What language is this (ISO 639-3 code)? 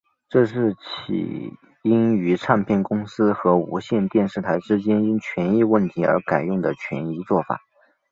zho